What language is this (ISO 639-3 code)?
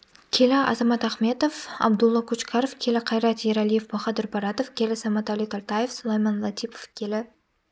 kaz